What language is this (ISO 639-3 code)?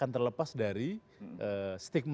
ind